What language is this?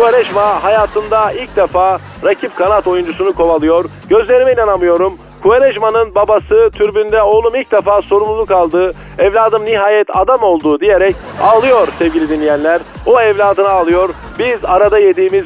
Turkish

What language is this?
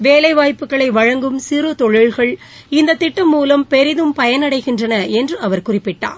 Tamil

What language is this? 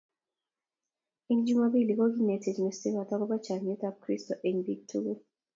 Kalenjin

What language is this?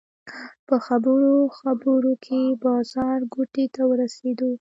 Pashto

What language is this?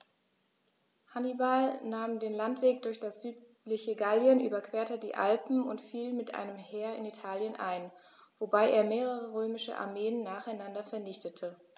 German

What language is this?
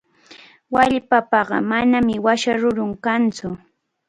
Cajatambo North Lima Quechua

